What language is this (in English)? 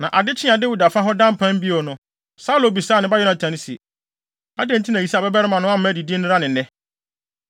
Akan